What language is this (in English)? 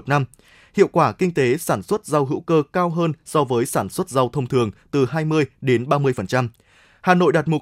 Vietnamese